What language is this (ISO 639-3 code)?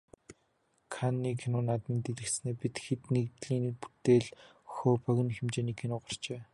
mon